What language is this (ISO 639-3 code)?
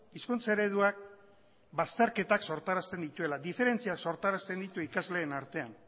eus